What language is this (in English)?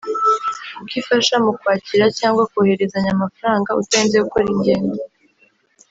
Kinyarwanda